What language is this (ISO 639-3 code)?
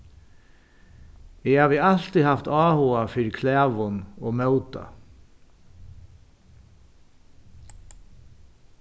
fao